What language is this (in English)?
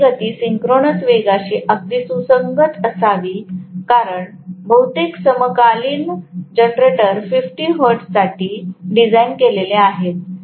Marathi